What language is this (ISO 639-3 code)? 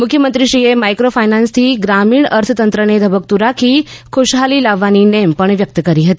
guj